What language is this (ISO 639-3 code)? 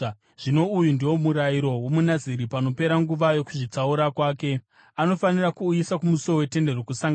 sna